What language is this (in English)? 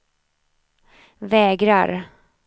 Swedish